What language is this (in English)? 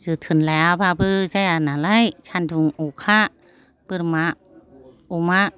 Bodo